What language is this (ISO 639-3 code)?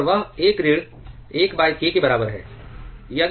hin